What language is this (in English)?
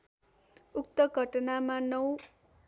Nepali